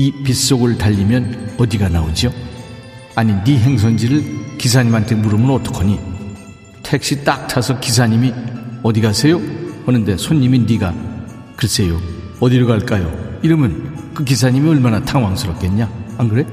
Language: Korean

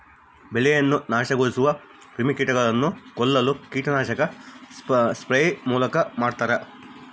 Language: Kannada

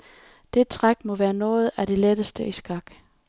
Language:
Danish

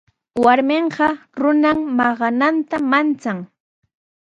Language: Sihuas Ancash Quechua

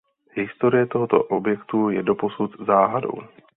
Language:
Czech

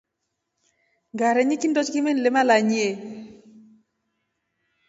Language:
Rombo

